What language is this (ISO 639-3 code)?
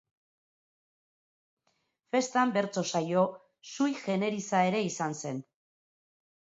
eus